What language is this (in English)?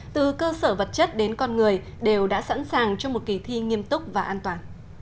Vietnamese